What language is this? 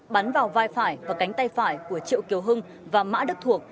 Vietnamese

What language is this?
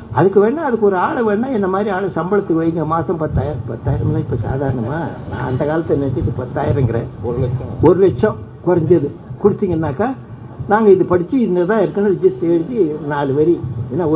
Tamil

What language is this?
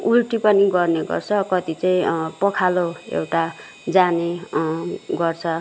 Nepali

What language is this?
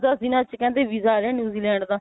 Punjabi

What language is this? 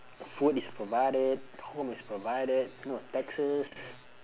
English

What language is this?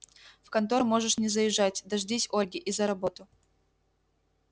Russian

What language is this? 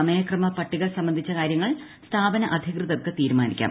Malayalam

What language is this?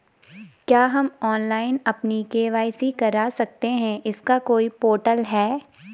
Hindi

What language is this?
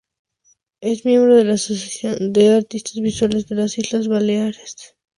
Spanish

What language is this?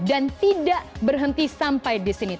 Indonesian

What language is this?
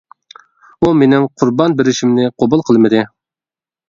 Uyghur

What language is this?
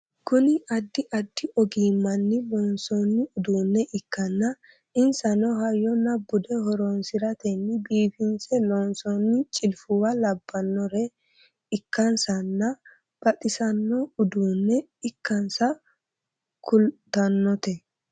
Sidamo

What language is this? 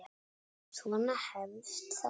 Icelandic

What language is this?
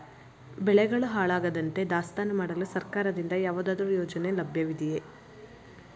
Kannada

